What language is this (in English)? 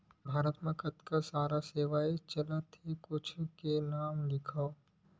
Chhattisgarhi